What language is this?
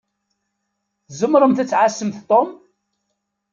Kabyle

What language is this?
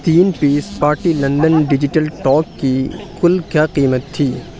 Urdu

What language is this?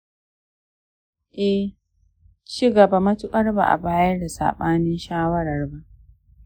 Hausa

